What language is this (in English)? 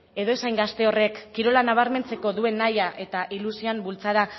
Basque